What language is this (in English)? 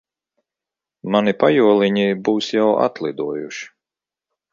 Latvian